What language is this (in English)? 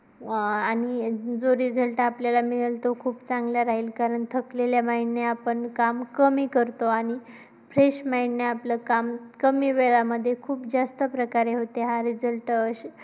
Marathi